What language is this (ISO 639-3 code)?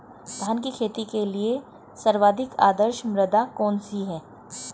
hin